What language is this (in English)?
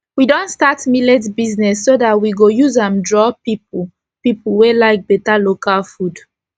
Nigerian Pidgin